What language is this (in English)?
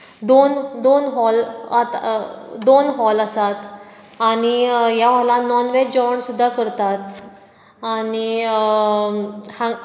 Konkani